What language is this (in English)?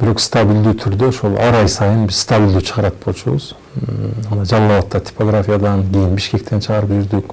Turkish